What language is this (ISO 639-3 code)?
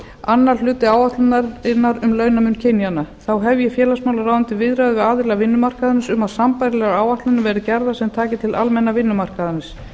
isl